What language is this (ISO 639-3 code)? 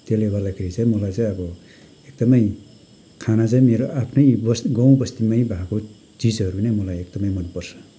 nep